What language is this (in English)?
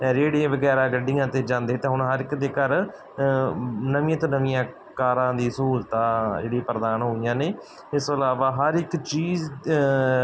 Punjabi